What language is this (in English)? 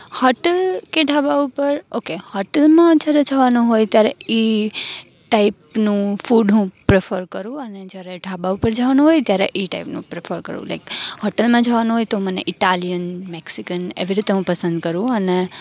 Gujarati